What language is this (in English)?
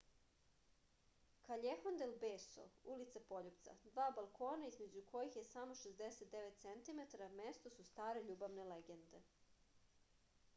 Serbian